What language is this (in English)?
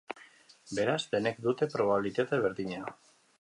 Basque